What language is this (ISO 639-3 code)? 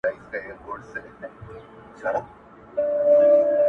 pus